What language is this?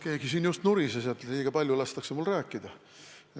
Estonian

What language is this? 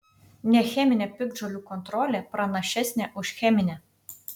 Lithuanian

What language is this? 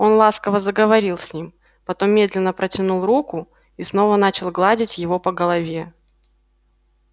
Russian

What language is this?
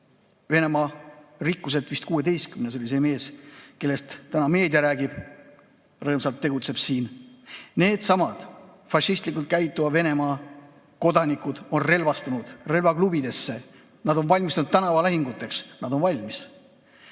Estonian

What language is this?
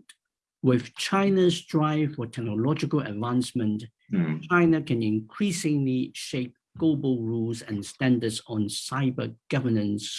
English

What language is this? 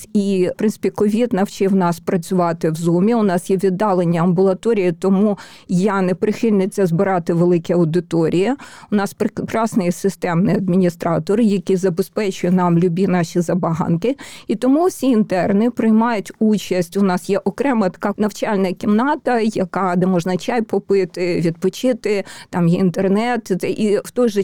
Ukrainian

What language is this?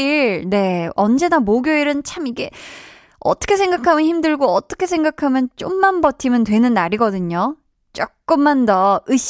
Korean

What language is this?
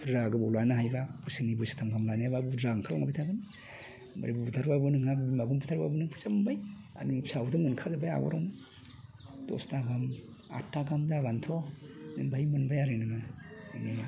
Bodo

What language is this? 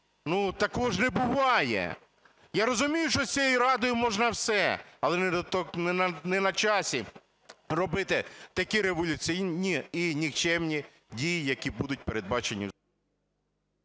Ukrainian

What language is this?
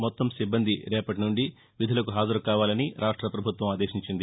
Telugu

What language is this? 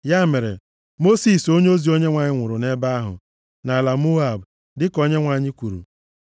Igbo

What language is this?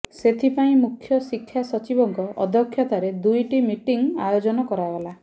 Odia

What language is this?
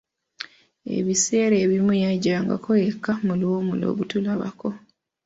Ganda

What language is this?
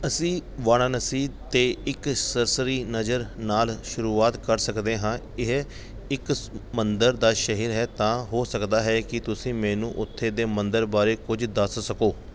Punjabi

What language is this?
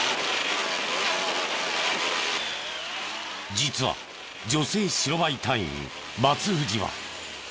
Japanese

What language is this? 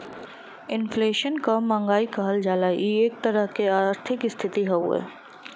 Bhojpuri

